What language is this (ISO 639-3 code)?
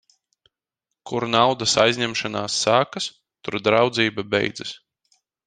lav